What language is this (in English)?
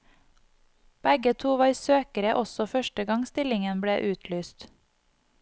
Norwegian